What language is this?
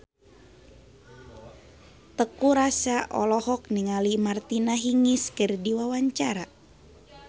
Sundanese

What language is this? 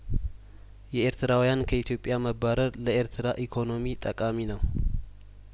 Amharic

